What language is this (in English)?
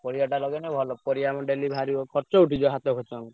Odia